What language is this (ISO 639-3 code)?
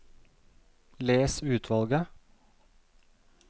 nor